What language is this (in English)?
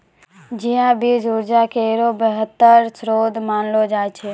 Maithili